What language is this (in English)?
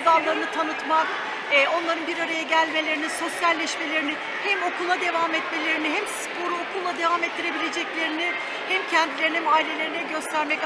Turkish